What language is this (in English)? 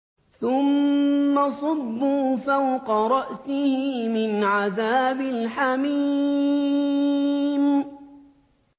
Arabic